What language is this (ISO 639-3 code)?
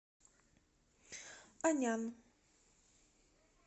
rus